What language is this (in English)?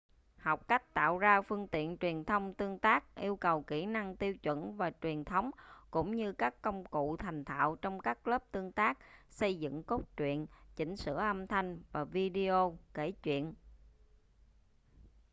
Vietnamese